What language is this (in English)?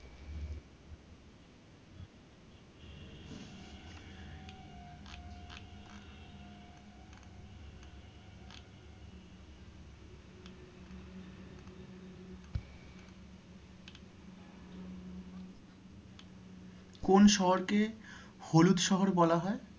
Bangla